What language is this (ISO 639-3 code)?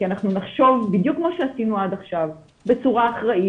heb